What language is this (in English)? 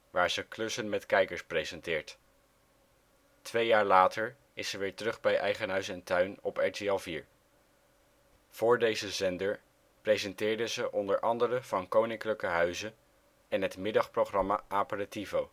Dutch